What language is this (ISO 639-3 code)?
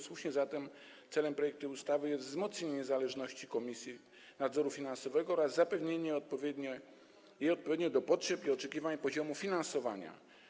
pol